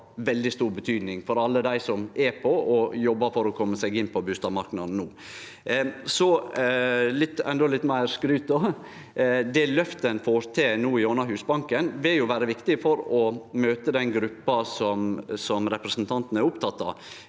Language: Norwegian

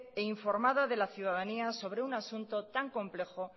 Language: Spanish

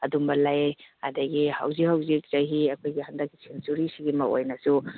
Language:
Manipuri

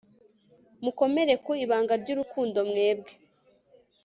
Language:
Kinyarwanda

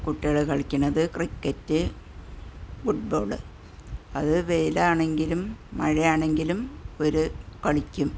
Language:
Malayalam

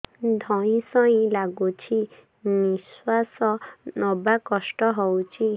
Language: Odia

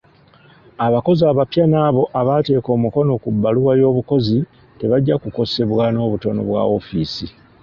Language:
Ganda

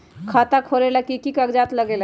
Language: Magahi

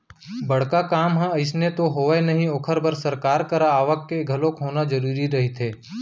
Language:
Chhattisgarhi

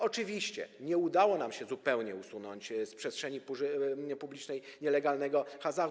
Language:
Polish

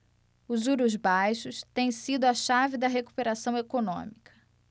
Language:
Portuguese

